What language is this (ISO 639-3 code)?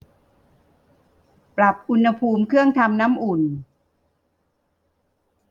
tha